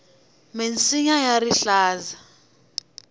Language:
Tsonga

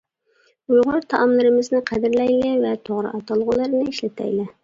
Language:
Uyghur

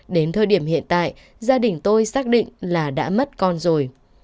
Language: Vietnamese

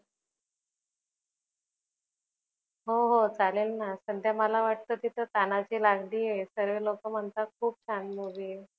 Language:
Marathi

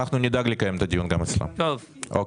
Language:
Hebrew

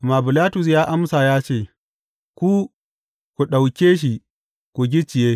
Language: Hausa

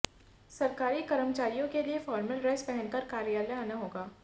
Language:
Hindi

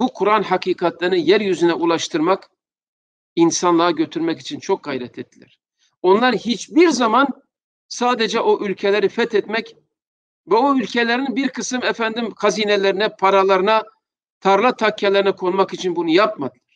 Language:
Turkish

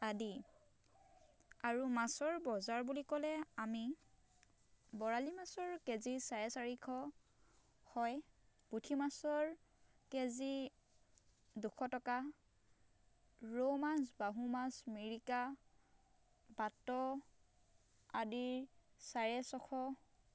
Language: Assamese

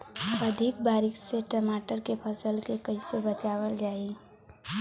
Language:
Bhojpuri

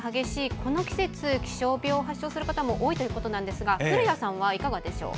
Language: Japanese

